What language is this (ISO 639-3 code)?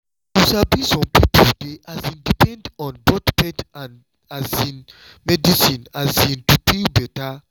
pcm